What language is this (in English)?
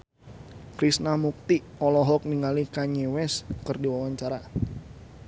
Sundanese